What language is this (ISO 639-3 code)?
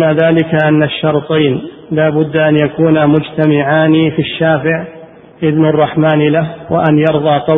ara